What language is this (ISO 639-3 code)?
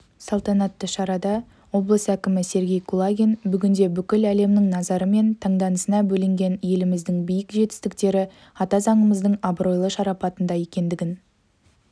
kaz